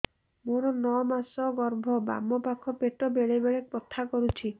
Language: Odia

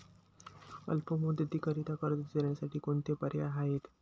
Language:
Marathi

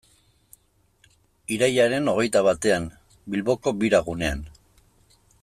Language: Basque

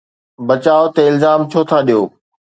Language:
Sindhi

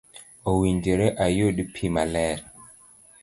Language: Luo (Kenya and Tanzania)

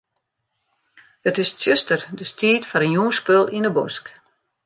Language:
Western Frisian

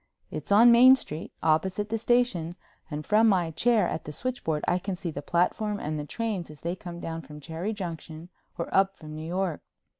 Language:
English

